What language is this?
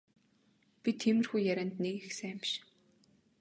Mongolian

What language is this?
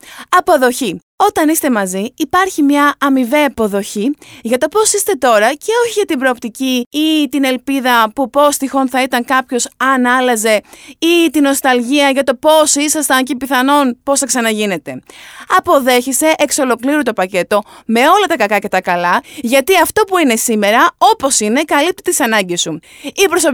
Greek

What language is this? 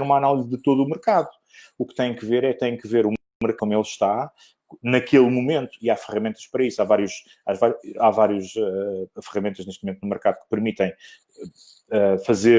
Portuguese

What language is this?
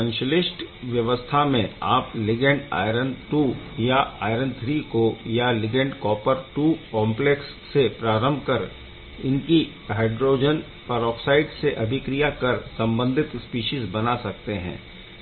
Hindi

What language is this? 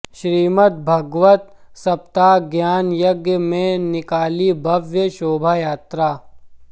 Hindi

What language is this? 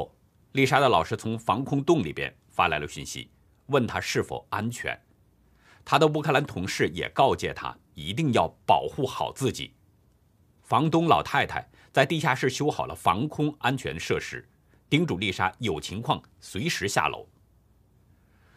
Chinese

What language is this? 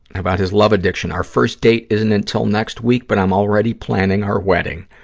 English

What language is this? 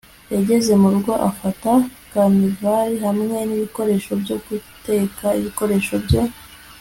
Kinyarwanda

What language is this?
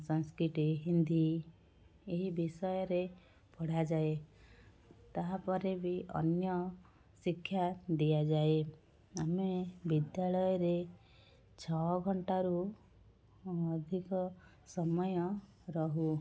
Odia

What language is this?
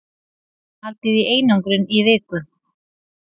Icelandic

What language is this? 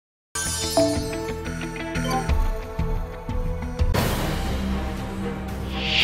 Japanese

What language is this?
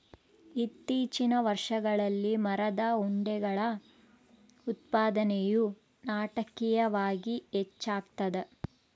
Kannada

